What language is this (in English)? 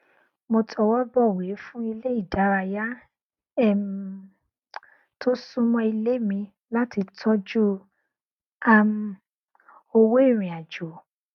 Yoruba